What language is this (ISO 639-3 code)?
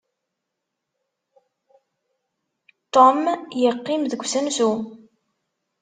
kab